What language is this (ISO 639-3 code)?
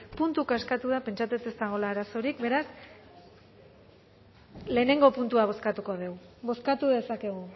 eus